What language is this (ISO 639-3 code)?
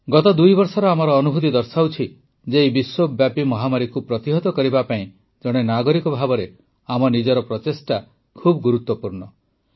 ori